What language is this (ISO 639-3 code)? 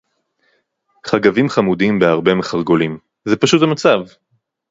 heb